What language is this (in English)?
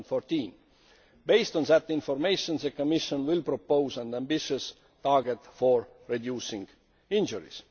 English